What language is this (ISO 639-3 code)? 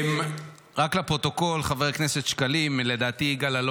heb